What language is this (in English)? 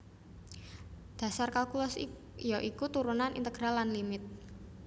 Javanese